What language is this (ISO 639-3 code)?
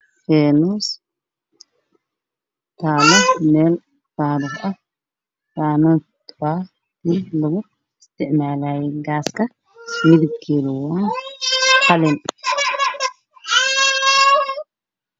som